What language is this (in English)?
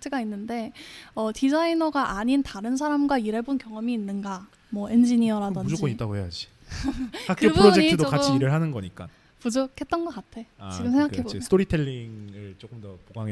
Korean